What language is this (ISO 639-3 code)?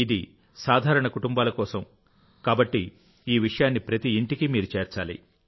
tel